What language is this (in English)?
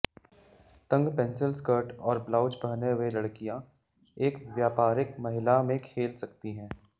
Hindi